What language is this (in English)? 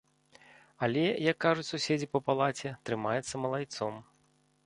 Belarusian